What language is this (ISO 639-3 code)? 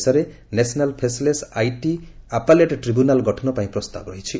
ori